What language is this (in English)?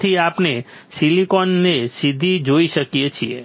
Gujarati